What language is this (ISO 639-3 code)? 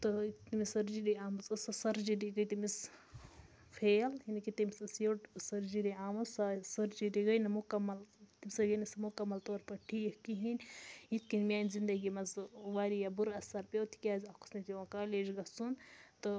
kas